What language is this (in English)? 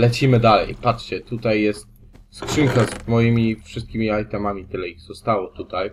Polish